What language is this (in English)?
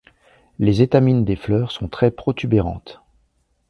French